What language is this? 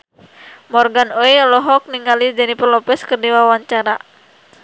Sundanese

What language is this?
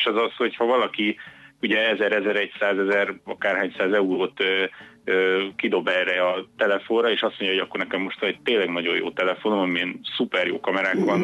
Hungarian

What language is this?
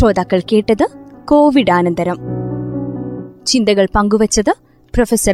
Malayalam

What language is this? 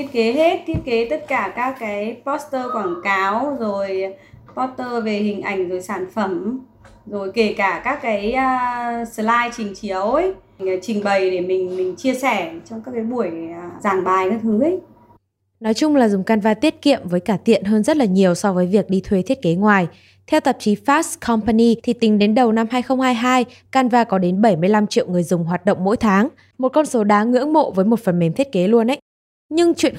Vietnamese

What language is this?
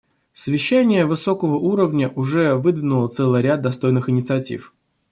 Russian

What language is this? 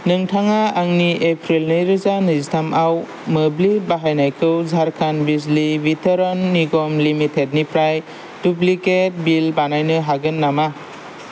Bodo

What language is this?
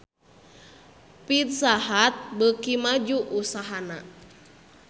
Sundanese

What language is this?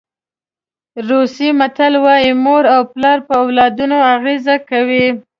Pashto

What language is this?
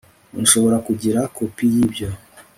Kinyarwanda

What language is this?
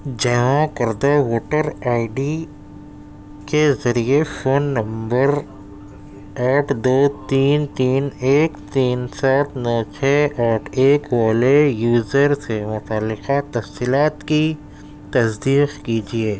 Urdu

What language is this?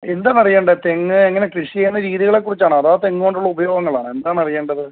Malayalam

